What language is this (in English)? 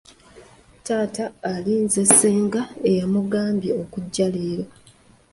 Ganda